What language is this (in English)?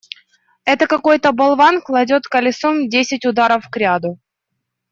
Russian